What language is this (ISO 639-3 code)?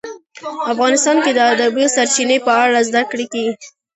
pus